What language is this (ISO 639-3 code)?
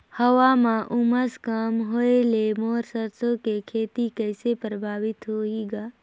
hne